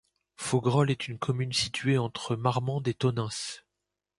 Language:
French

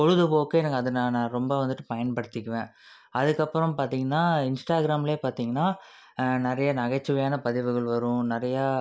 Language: Tamil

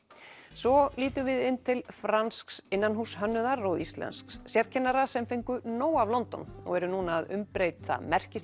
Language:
Icelandic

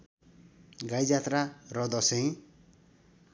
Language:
Nepali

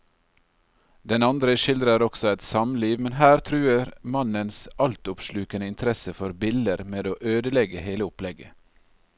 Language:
Norwegian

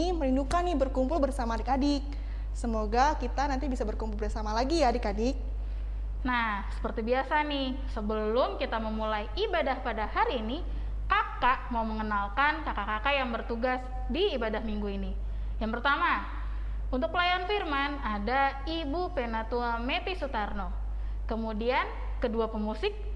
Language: Indonesian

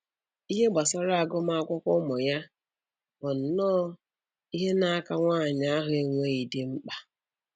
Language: Igbo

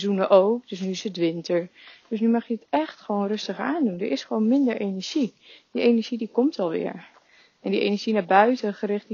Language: Dutch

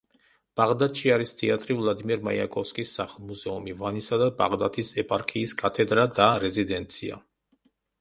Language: Georgian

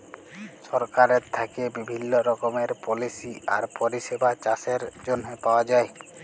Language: Bangla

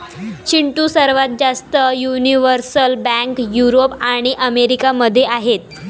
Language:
Marathi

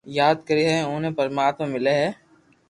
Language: Loarki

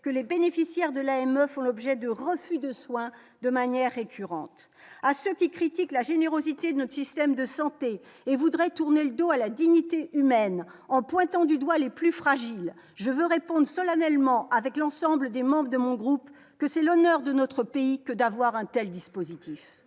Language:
French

